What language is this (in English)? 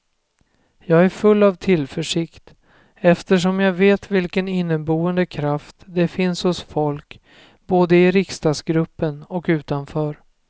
Swedish